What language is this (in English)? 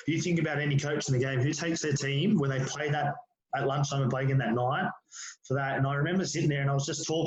English